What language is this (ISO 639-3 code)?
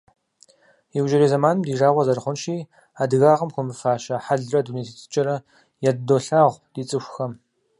kbd